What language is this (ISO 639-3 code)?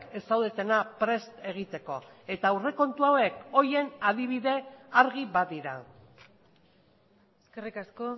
eus